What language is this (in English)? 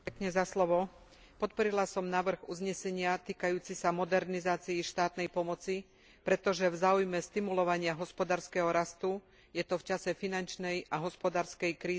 Slovak